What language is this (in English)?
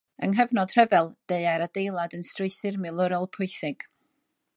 Welsh